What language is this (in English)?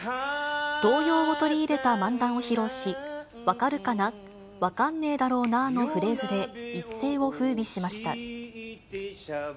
Japanese